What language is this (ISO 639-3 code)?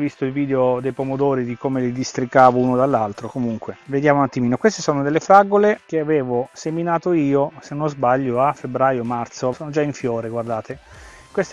ita